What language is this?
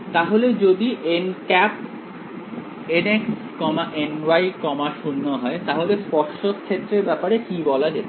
Bangla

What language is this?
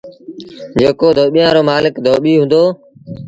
Sindhi Bhil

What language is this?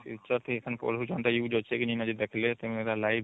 Odia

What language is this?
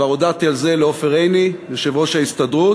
Hebrew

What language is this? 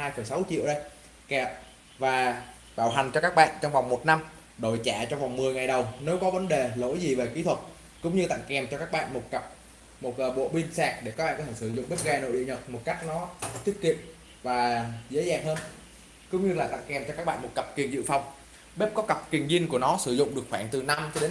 Vietnamese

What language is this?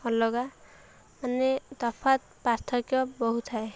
Odia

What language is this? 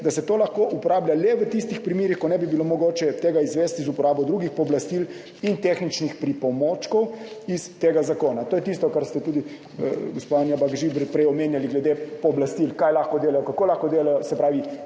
Slovenian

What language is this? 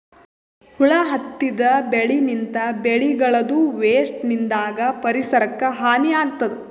Kannada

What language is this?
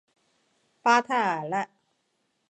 Chinese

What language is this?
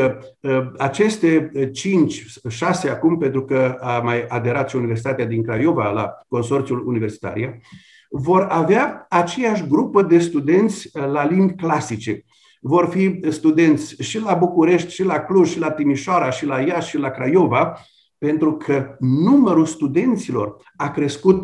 Romanian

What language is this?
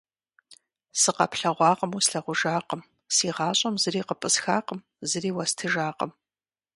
Kabardian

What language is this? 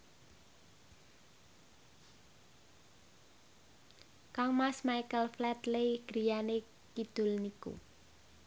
Javanese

